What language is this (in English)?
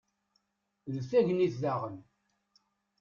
Kabyle